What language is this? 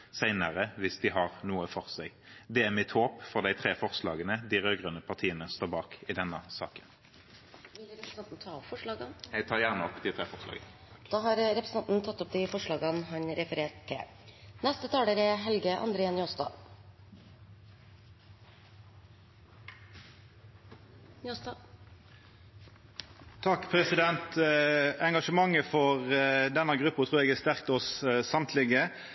Norwegian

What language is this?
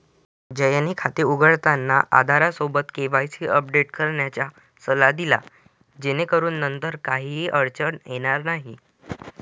Marathi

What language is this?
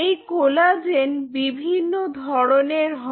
Bangla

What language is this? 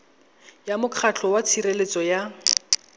Tswana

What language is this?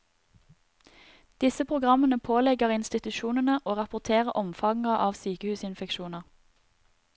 Norwegian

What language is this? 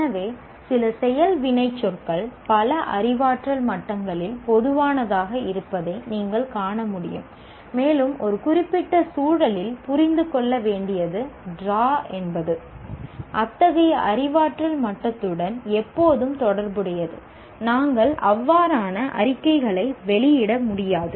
Tamil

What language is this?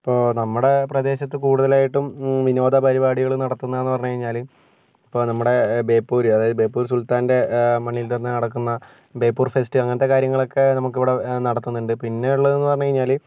Malayalam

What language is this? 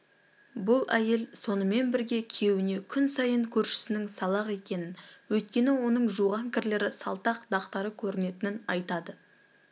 Kazakh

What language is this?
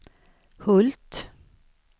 Swedish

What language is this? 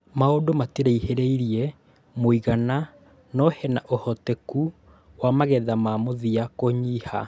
Kikuyu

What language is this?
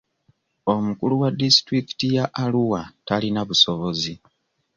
Ganda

